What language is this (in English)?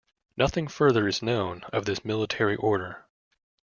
English